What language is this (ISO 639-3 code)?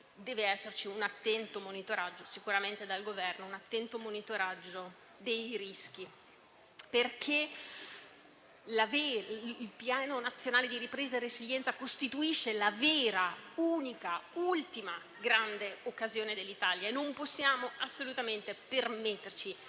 ita